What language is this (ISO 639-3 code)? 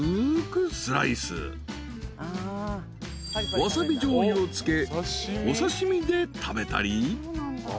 jpn